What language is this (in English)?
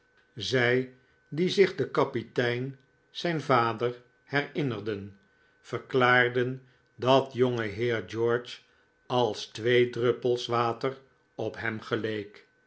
Dutch